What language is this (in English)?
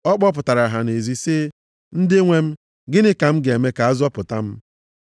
Igbo